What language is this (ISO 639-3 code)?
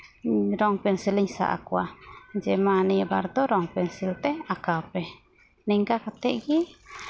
sat